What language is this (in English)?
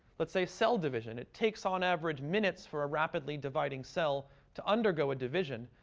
English